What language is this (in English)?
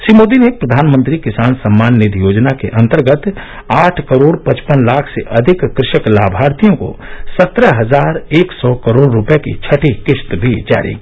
Hindi